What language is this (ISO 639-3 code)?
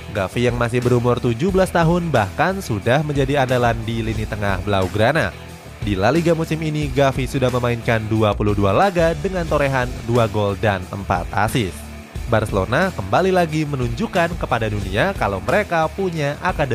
ind